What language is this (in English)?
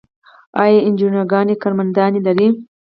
Pashto